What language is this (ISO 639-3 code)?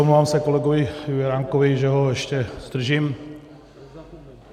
ces